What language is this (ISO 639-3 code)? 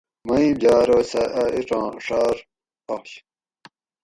gwc